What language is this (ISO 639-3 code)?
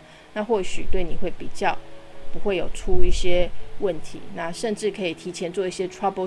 zho